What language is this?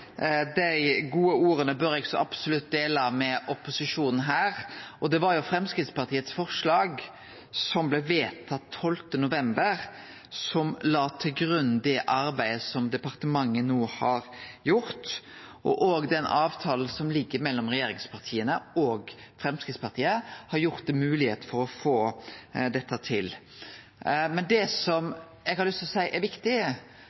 Norwegian Nynorsk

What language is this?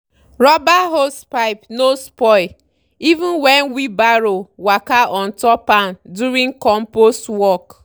Nigerian Pidgin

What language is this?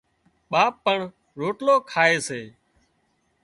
Wadiyara Koli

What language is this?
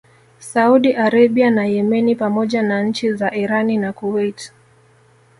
Swahili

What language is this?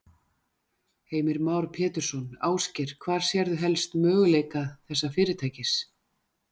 Icelandic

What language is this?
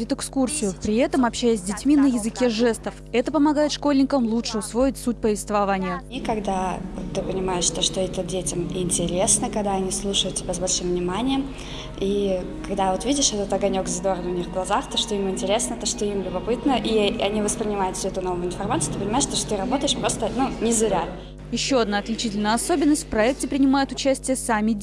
Russian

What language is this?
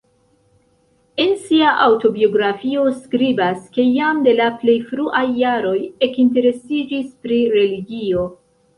Esperanto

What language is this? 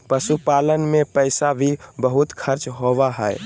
Magahi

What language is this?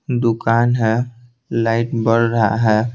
Hindi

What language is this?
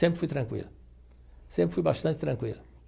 Portuguese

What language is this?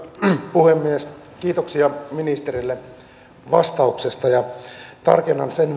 Finnish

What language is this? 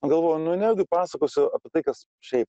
Lithuanian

